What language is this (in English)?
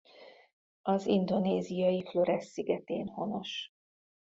Hungarian